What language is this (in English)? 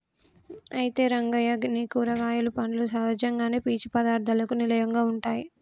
Telugu